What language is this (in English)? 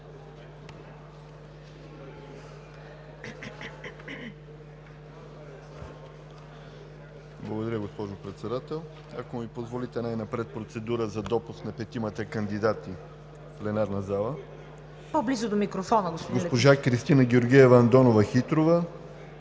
Bulgarian